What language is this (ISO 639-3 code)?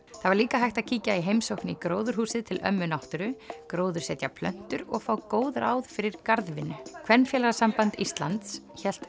isl